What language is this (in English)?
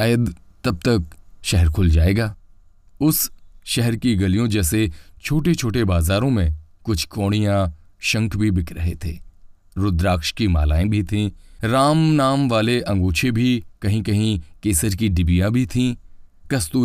Hindi